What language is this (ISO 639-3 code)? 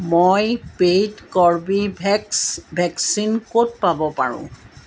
asm